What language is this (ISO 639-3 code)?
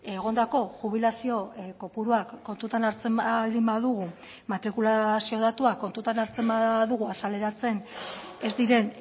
eus